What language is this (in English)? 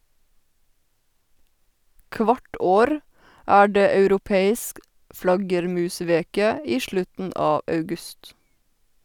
Norwegian